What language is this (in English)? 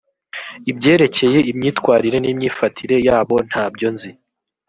Kinyarwanda